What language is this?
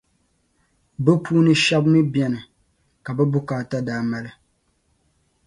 Dagbani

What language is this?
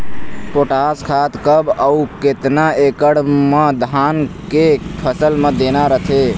Chhattisgarhi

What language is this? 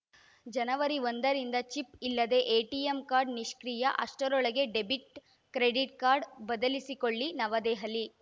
Kannada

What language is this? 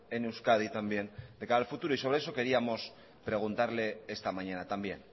Spanish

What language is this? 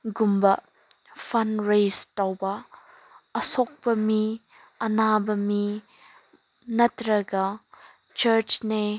Manipuri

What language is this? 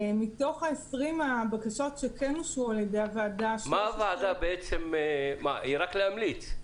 Hebrew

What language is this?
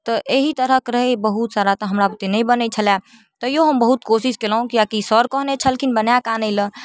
Maithili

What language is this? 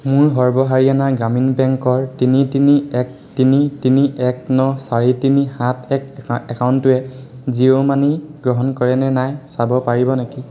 Assamese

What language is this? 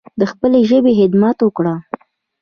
Pashto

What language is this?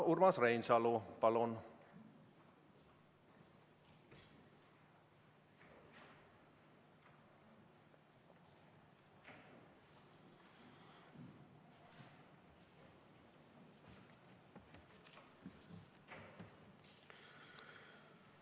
Estonian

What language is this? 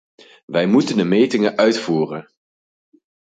Dutch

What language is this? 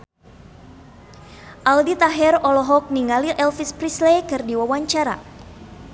Sundanese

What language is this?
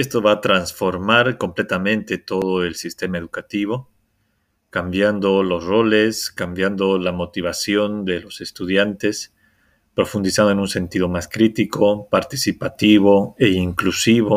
Spanish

